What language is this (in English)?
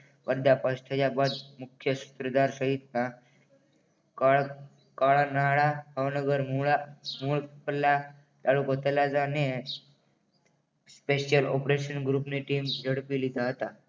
Gujarati